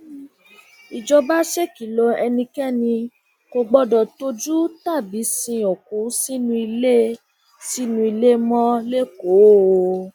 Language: Yoruba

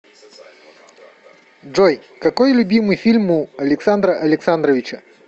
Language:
Russian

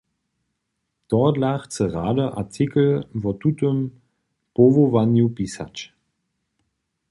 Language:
Upper Sorbian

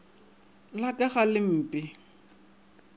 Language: Northern Sotho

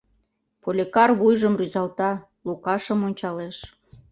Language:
Mari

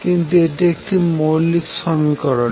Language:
Bangla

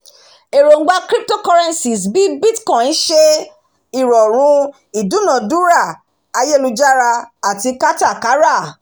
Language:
Yoruba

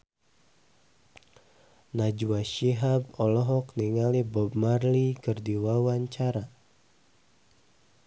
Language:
Sundanese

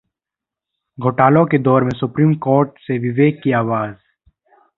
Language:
Hindi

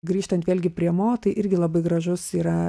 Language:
Lithuanian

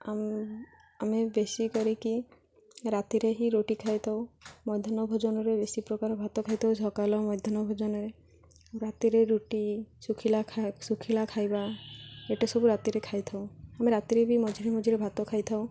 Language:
Odia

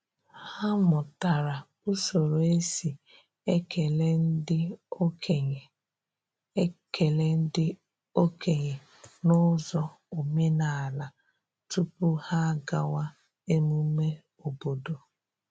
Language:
Igbo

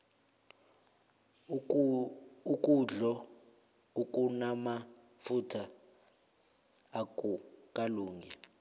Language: South Ndebele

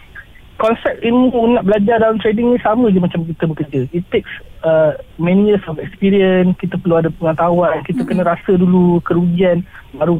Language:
Malay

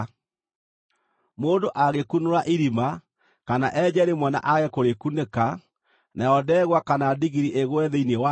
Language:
Kikuyu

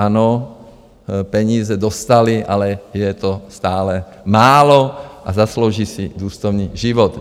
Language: Czech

